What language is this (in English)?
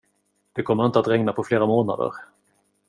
Swedish